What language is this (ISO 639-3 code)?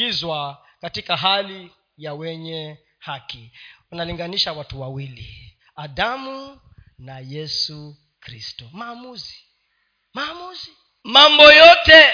swa